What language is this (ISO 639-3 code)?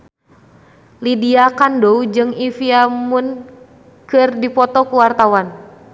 sun